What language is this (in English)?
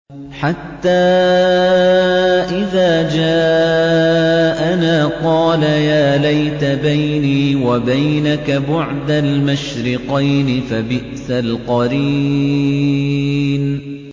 Arabic